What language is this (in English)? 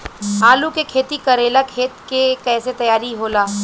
Bhojpuri